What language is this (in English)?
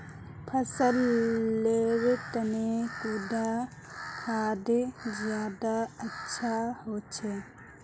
Magahi